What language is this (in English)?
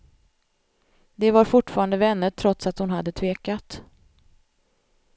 Swedish